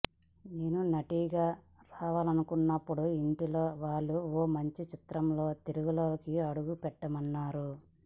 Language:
Telugu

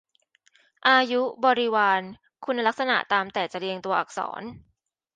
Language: Thai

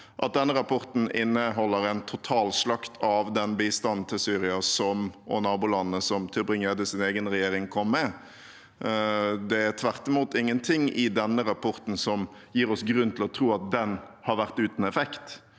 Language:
Norwegian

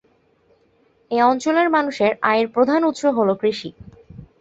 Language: Bangla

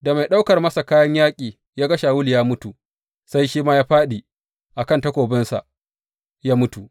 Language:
Hausa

